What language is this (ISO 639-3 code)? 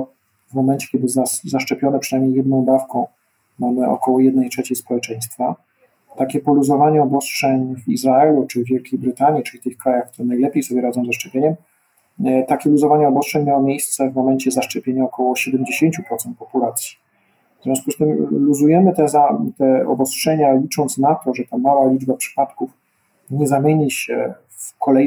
pol